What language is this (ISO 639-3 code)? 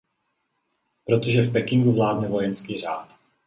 ces